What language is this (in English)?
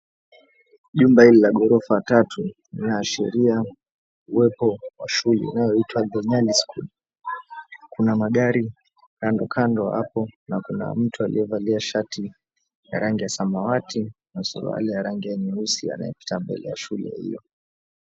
Swahili